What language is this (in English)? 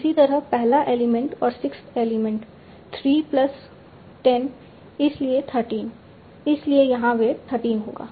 Hindi